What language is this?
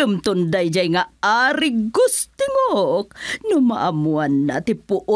Filipino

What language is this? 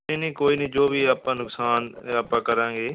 Punjabi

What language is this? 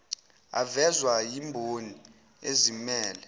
Zulu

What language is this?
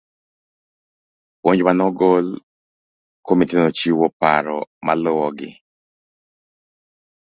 Luo (Kenya and Tanzania)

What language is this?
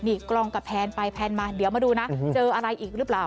Thai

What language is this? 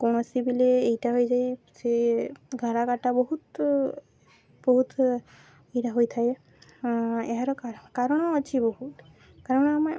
Odia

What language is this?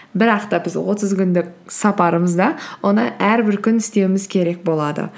Kazakh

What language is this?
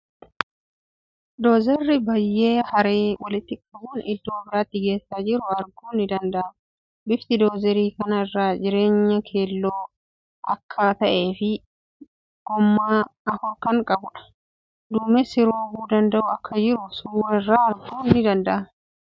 Oromo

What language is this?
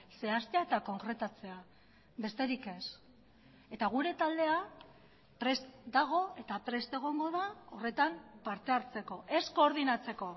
Basque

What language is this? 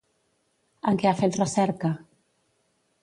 Catalan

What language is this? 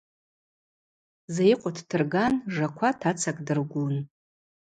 Abaza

